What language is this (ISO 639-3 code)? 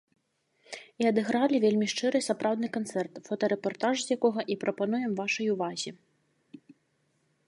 bel